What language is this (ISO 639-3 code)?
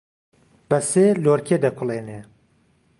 ckb